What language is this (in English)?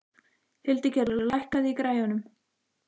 Icelandic